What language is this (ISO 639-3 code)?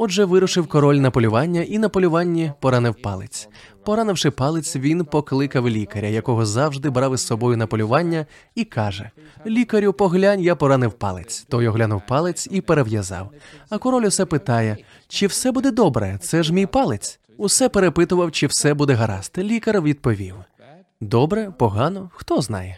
ukr